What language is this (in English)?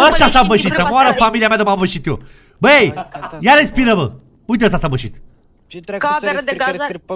Romanian